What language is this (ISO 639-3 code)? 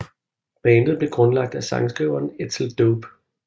dan